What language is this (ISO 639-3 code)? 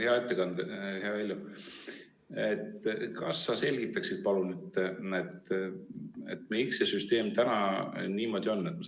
est